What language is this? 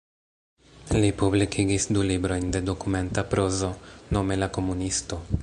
Esperanto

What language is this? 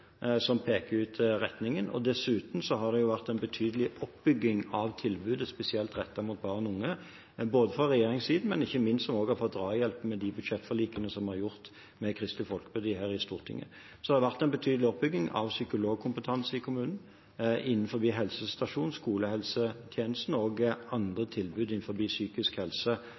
Norwegian Bokmål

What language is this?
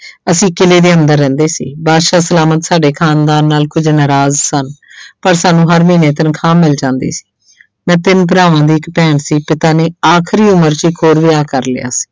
Punjabi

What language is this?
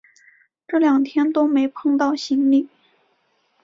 Chinese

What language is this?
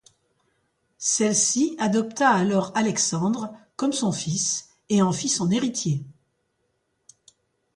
French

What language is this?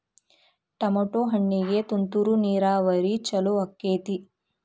Kannada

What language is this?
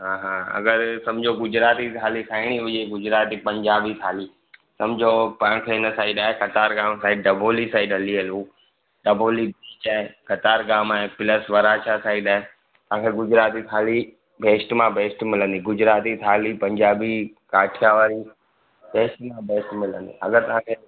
Sindhi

